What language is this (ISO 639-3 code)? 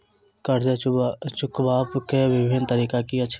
mai